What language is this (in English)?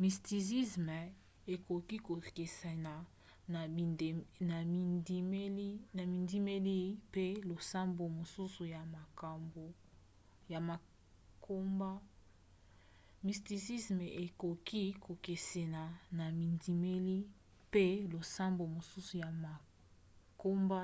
Lingala